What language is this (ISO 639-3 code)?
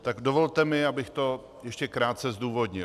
ces